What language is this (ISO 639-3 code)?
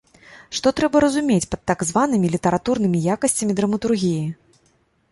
bel